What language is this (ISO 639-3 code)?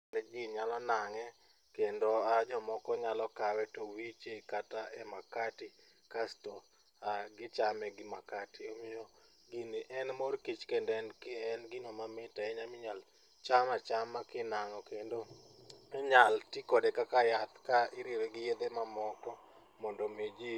luo